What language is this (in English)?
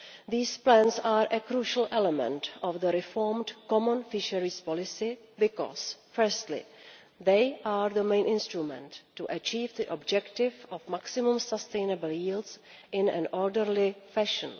English